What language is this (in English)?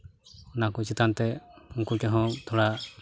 Santali